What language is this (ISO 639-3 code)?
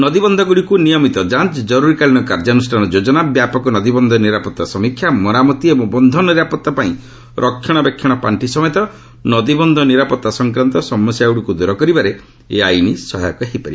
ori